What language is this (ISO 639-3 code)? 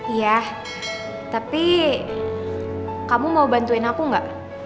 ind